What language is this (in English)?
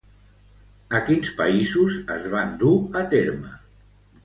Catalan